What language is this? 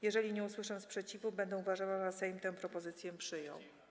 Polish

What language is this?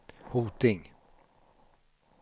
Swedish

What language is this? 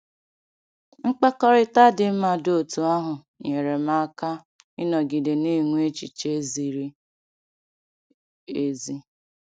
Igbo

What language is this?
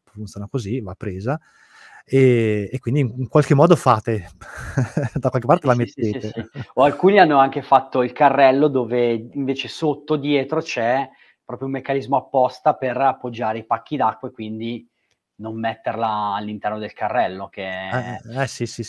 Italian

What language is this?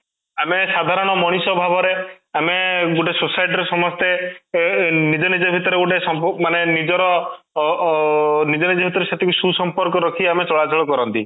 Odia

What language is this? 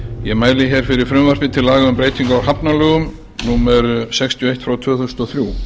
Icelandic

